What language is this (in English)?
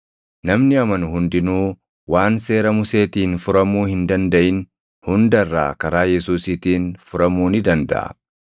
Oromo